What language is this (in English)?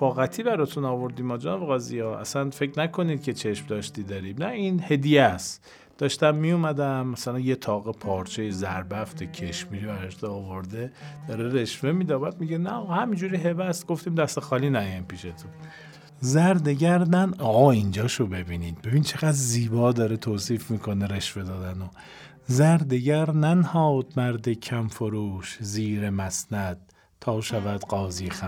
Persian